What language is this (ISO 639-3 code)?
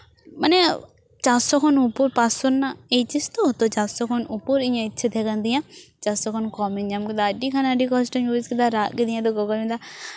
sat